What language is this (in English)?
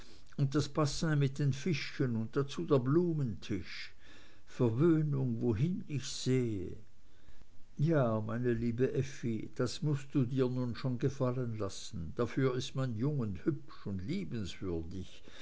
German